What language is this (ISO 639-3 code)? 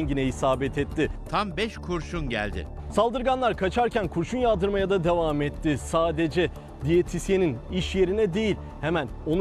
tur